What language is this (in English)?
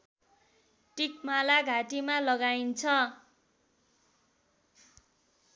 Nepali